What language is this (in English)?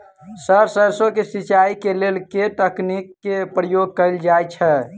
Maithili